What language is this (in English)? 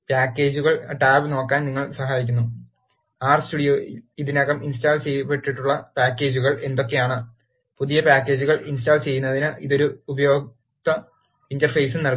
Malayalam